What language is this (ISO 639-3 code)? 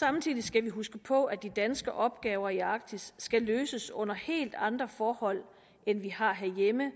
dan